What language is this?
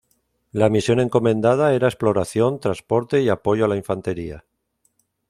Spanish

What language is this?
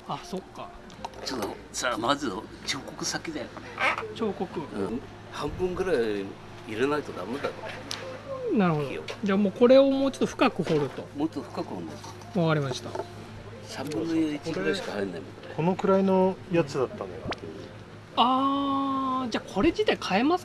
Japanese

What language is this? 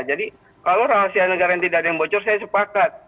Indonesian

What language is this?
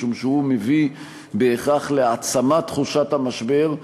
Hebrew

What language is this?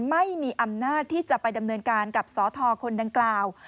Thai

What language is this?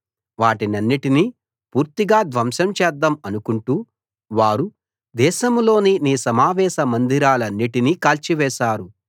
Telugu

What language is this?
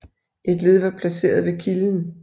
Danish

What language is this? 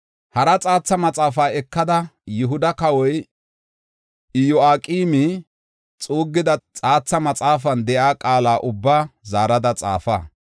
Gofa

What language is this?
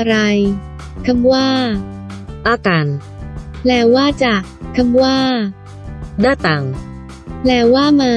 Thai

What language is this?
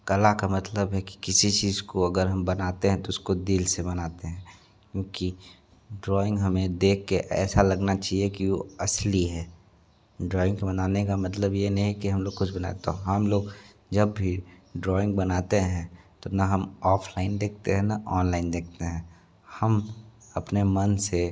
Hindi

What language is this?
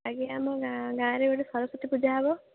Odia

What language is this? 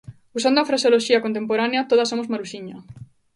Galician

